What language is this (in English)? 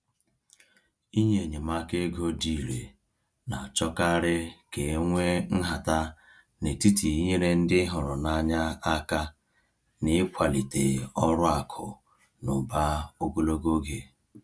Igbo